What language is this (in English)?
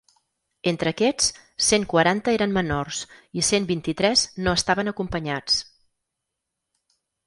Catalan